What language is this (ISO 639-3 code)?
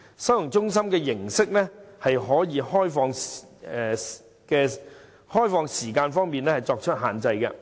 yue